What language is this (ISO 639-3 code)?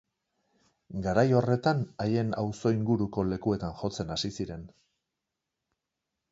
eus